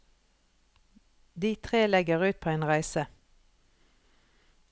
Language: Norwegian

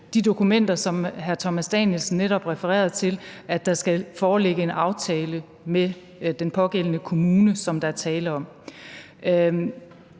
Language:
Danish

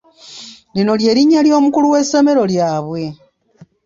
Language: Ganda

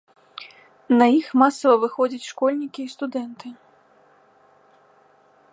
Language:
Belarusian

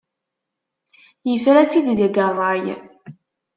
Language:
Kabyle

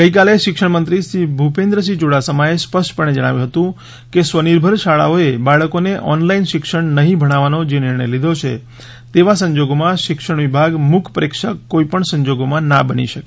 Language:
Gujarati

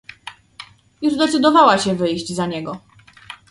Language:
Polish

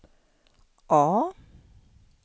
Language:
Swedish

